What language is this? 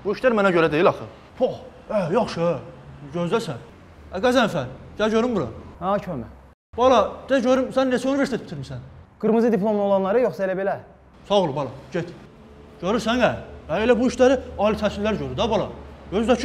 Turkish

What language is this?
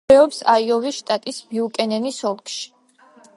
Georgian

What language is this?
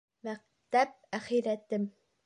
Bashkir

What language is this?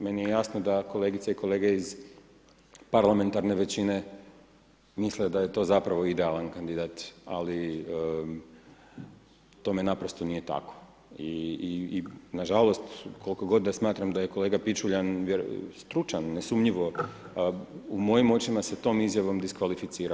Croatian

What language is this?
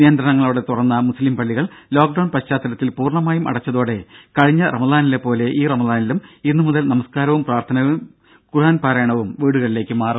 Malayalam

